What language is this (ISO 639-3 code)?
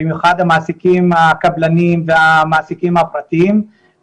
heb